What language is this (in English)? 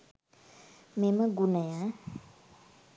Sinhala